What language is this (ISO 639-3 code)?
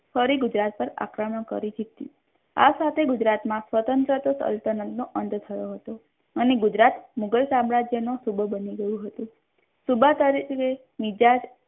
guj